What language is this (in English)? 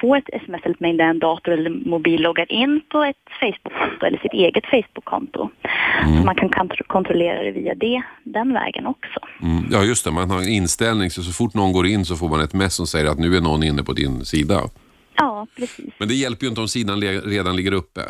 Swedish